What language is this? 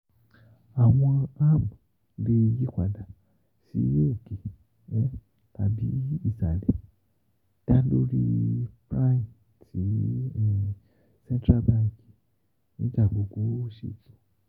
Yoruba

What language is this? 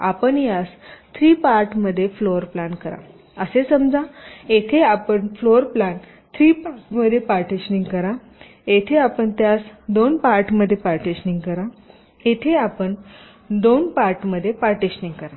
Marathi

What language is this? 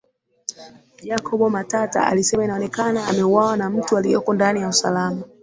Swahili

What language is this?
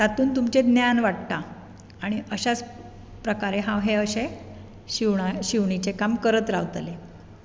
Konkani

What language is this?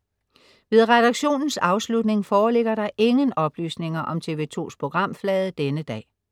Danish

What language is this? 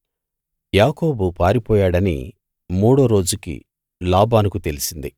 Telugu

